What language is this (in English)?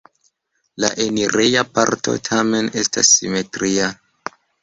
Esperanto